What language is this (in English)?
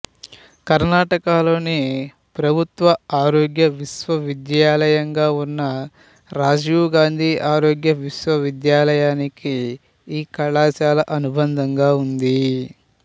Telugu